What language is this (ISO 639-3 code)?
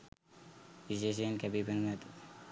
sin